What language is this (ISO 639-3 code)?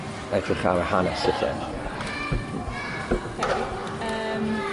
cym